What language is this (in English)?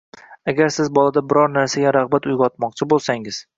Uzbek